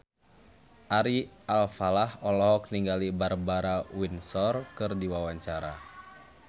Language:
Sundanese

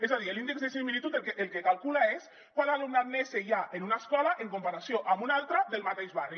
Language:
Catalan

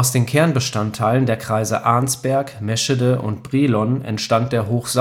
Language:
German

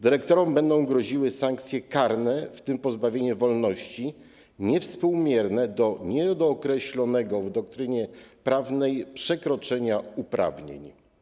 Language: Polish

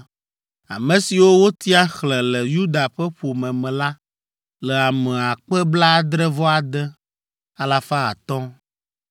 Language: Ewe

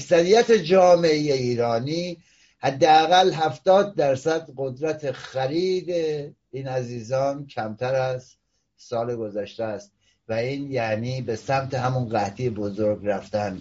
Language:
Persian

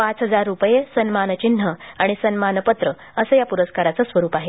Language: Marathi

